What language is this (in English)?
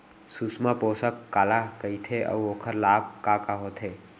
Chhattisgarhi